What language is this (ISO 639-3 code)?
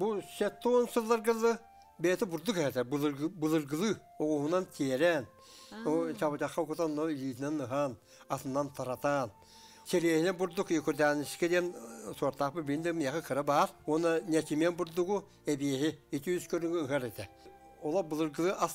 tur